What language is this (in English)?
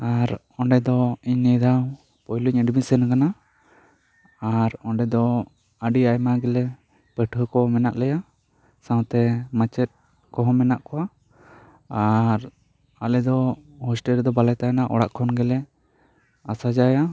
Santali